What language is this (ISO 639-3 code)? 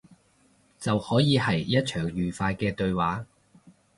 yue